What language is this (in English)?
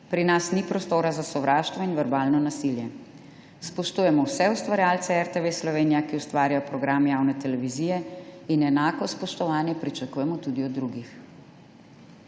Slovenian